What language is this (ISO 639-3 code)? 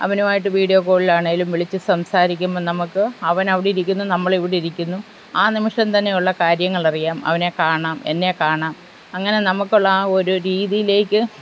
mal